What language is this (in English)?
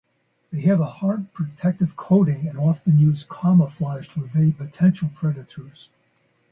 English